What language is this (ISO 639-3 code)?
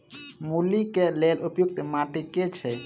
mai